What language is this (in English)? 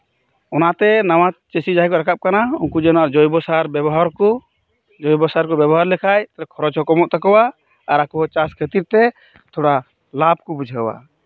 Santali